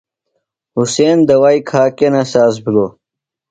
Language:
Phalura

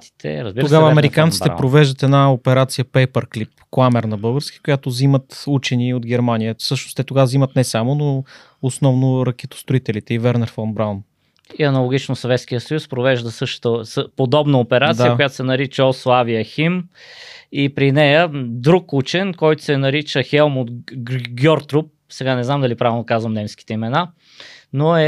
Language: Bulgarian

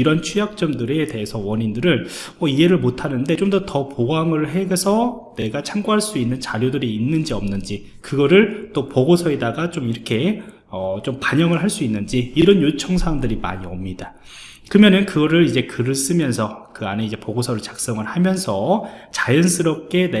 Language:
Korean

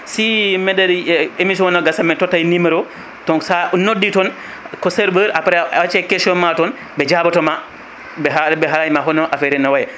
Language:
Fula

